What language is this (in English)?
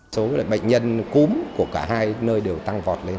Vietnamese